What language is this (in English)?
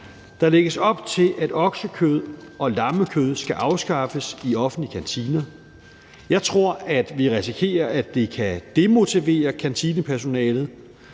Danish